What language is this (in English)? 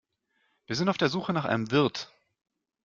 German